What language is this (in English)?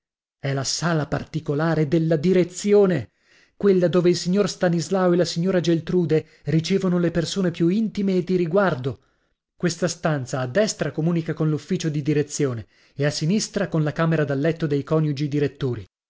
Italian